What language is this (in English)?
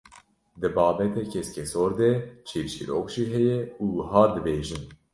Kurdish